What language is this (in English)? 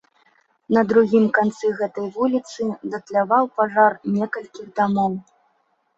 Belarusian